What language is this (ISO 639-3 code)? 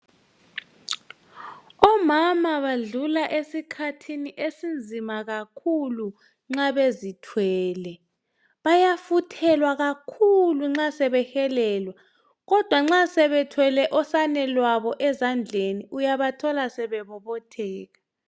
nde